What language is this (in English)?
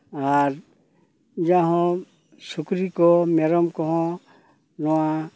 Santali